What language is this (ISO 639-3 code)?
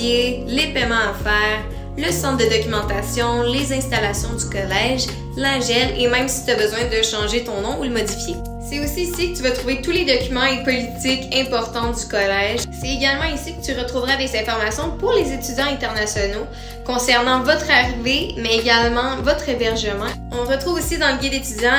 fra